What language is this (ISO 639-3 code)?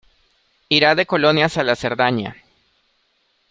spa